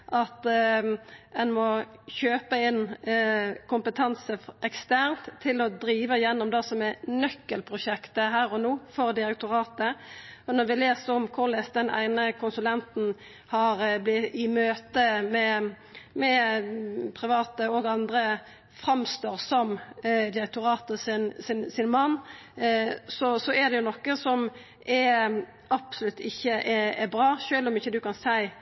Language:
Norwegian Nynorsk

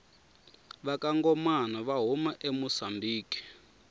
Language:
Tsonga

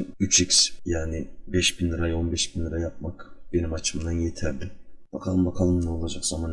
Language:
Turkish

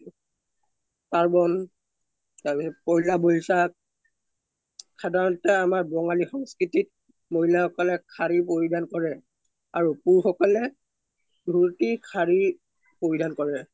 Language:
Assamese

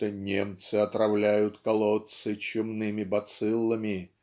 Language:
Russian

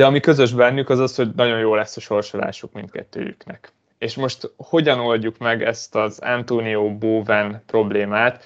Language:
Hungarian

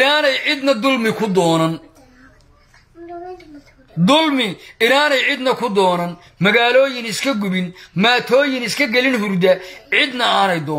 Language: Arabic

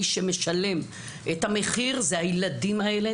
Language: Hebrew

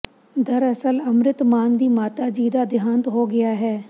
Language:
Punjabi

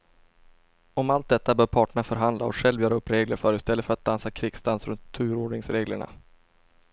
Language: Swedish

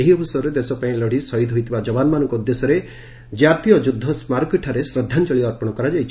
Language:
Odia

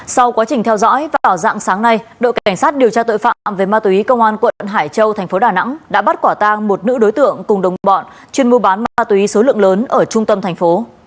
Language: Vietnamese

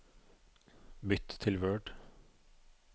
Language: Norwegian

